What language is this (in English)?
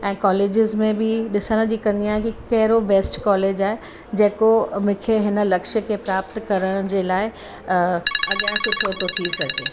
Sindhi